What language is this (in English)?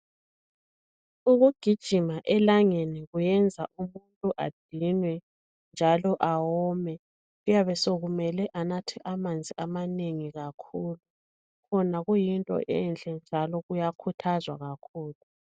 North Ndebele